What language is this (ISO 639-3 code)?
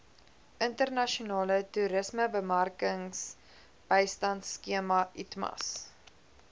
afr